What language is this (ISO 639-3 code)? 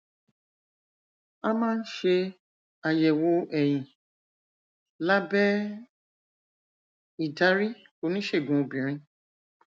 yor